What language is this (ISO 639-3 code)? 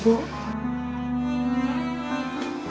ind